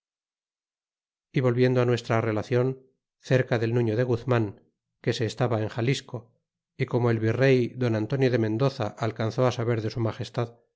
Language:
Spanish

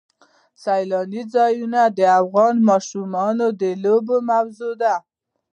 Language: Pashto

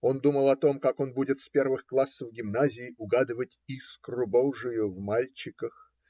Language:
Russian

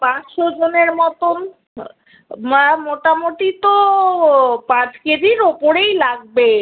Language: Bangla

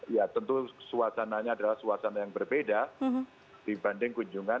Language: Indonesian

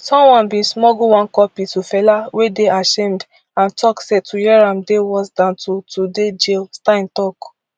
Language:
Nigerian Pidgin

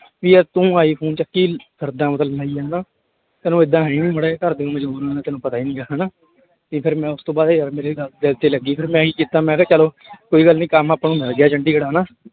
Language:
Punjabi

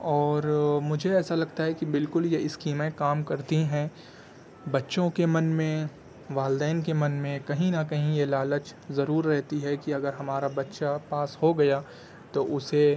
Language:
Urdu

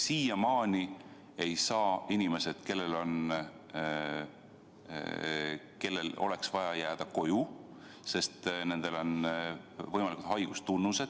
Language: Estonian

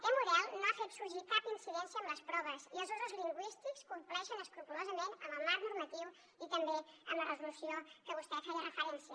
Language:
Catalan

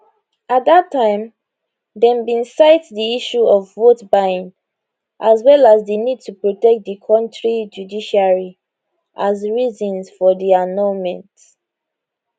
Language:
Nigerian Pidgin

